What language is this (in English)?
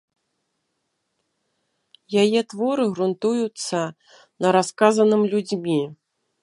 Belarusian